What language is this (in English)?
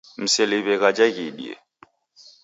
Taita